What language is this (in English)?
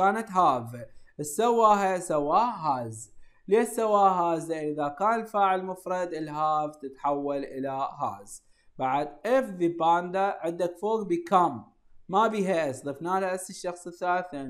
Arabic